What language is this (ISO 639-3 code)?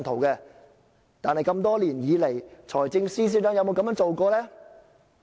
yue